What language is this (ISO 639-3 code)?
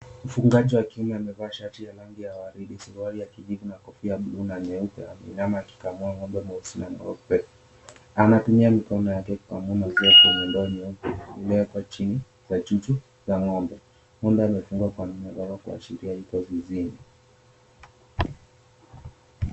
swa